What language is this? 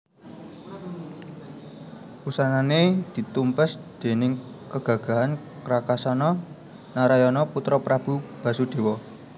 Javanese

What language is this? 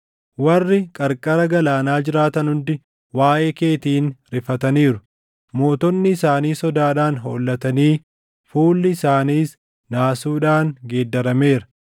Oromo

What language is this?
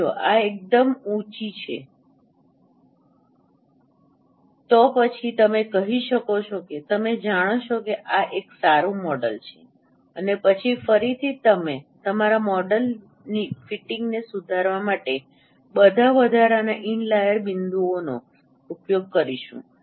Gujarati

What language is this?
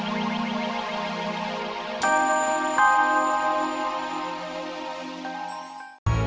Indonesian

